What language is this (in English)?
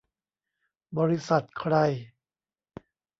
Thai